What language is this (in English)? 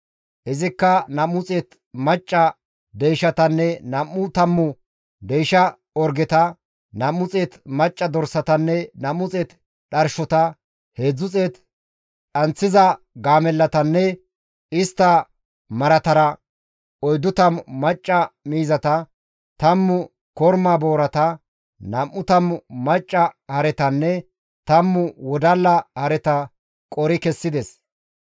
Gamo